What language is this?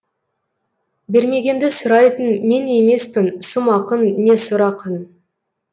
Kazakh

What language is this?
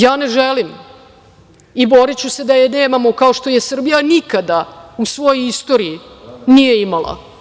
Serbian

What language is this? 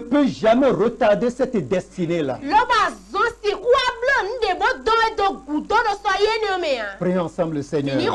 French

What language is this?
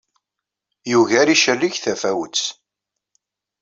Kabyle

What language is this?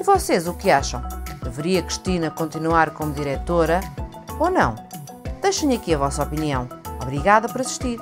Portuguese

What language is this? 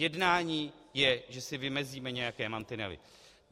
Czech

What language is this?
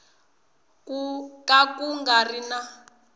Tsonga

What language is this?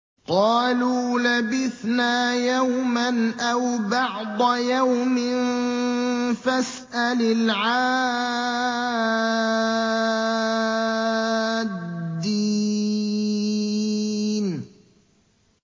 Arabic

